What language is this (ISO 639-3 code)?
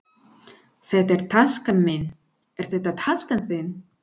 isl